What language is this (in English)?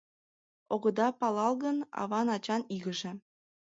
Mari